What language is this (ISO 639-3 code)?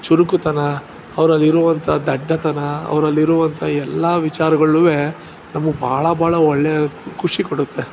kan